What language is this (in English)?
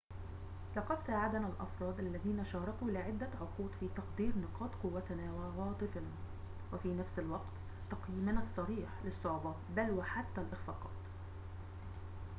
Arabic